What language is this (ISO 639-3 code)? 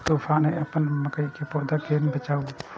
mai